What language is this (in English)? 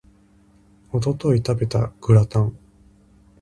Japanese